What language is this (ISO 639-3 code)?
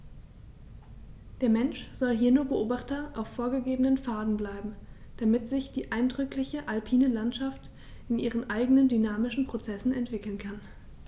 deu